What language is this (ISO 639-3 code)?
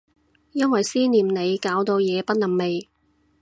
yue